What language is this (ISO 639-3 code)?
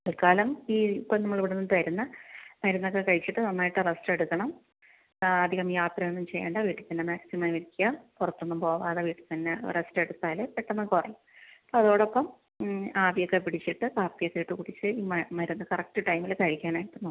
mal